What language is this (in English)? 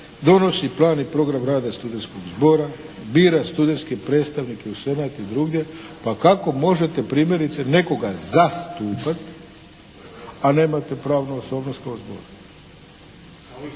Croatian